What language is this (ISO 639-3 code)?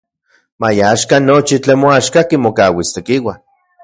ncx